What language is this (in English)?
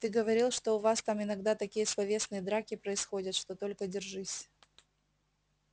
Russian